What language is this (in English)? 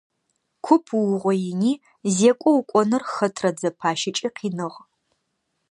Adyghe